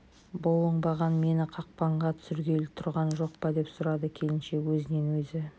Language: Kazakh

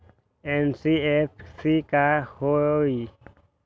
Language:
Magahi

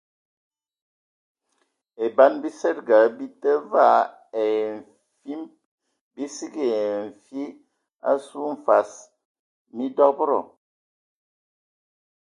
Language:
Ewondo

